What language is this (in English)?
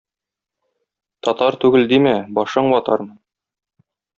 Tatar